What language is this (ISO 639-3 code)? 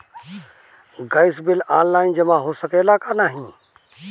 bho